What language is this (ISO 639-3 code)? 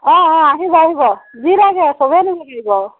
asm